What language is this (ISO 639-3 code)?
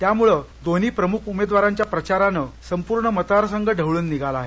mar